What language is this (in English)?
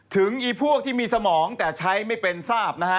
Thai